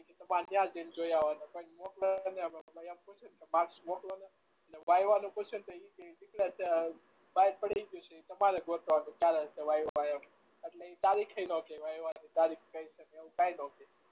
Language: Gujarati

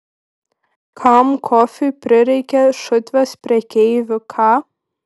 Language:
Lithuanian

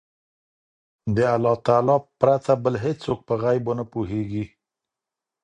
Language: Pashto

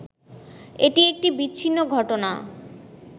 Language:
Bangla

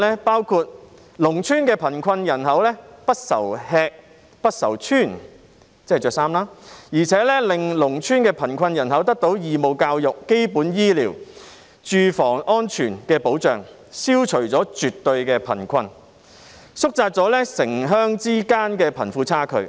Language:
Cantonese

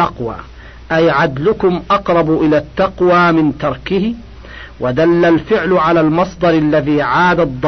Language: Arabic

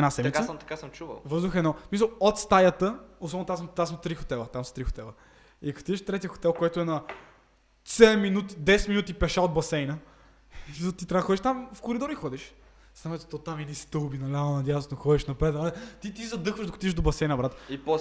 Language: Bulgarian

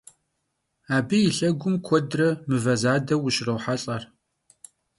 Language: Kabardian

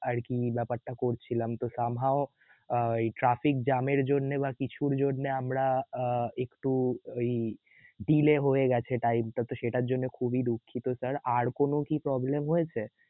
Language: Bangla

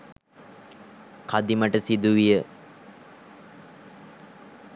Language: Sinhala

